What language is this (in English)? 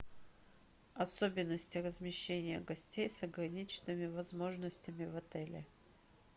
Russian